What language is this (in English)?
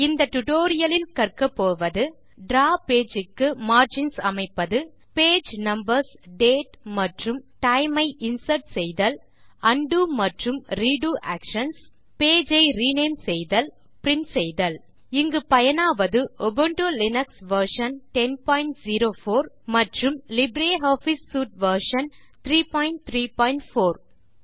Tamil